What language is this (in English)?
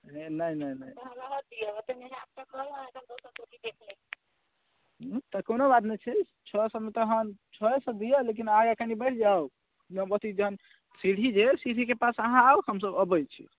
Maithili